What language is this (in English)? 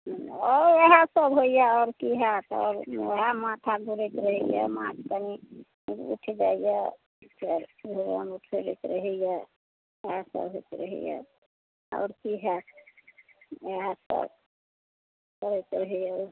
Maithili